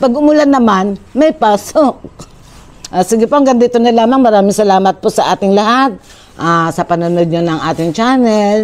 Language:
Filipino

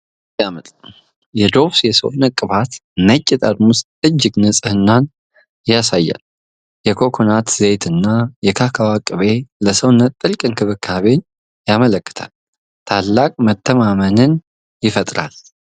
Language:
Amharic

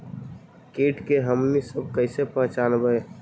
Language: Magahi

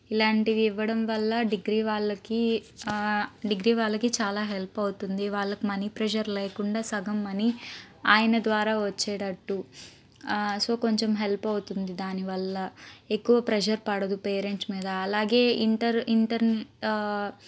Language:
Telugu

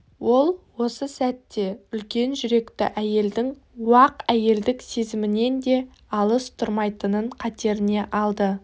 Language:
Kazakh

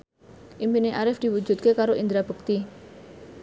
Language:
Javanese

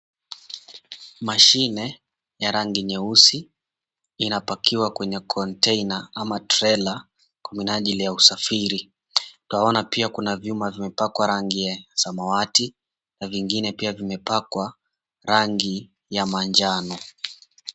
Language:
Swahili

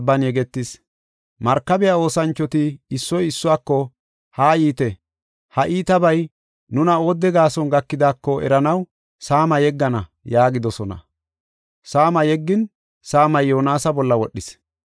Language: Gofa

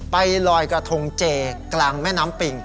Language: Thai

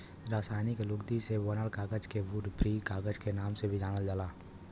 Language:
Bhojpuri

